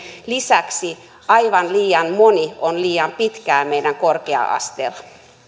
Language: Finnish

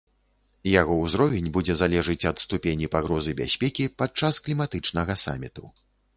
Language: Belarusian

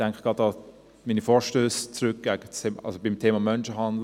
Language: Swiss German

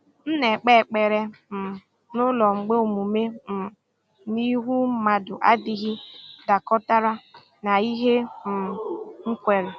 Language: Igbo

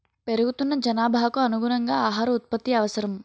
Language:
Telugu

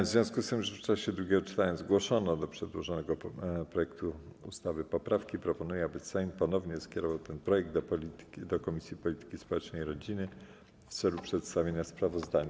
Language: Polish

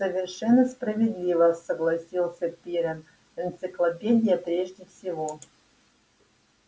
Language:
Russian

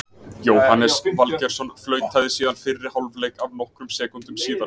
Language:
Icelandic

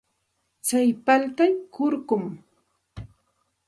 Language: Santa Ana de Tusi Pasco Quechua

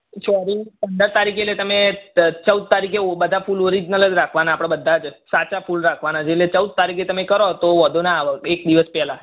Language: Gujarati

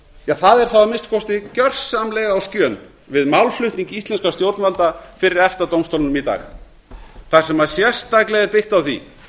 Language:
Icelandic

